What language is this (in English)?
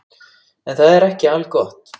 Icelandic